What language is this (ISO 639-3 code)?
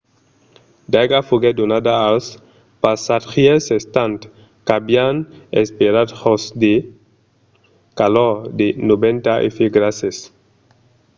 oci